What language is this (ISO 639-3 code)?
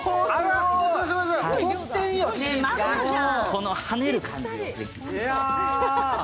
jpn